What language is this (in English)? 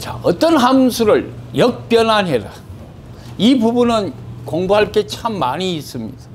Korean